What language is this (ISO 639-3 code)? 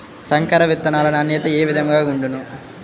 tel